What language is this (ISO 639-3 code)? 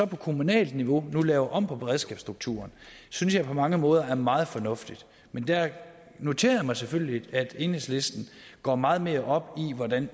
dan